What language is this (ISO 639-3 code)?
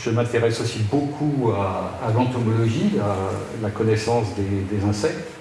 fra